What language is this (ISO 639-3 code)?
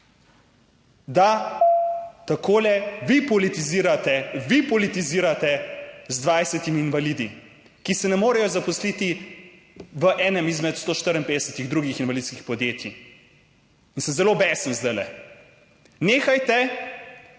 slv